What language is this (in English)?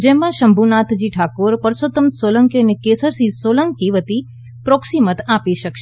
Gujarati